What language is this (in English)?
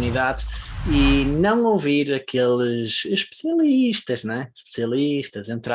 Portuguese